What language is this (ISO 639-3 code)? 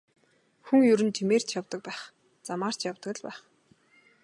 mon